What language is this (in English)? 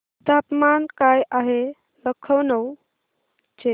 Marathi